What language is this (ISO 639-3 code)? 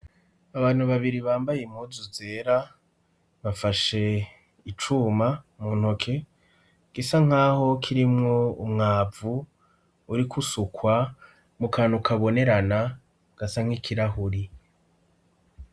run